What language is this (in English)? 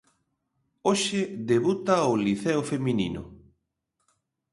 Galician